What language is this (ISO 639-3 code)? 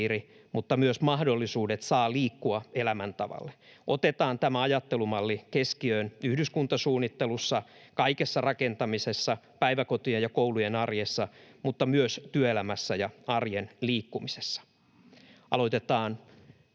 fin